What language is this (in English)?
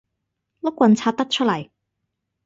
Cantonese